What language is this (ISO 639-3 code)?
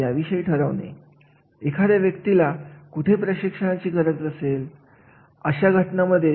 mar